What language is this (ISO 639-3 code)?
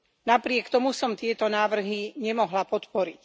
slk